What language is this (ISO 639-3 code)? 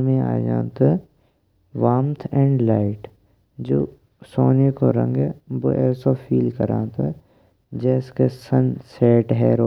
bra